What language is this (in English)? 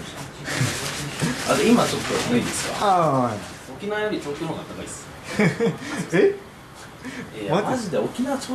Japanese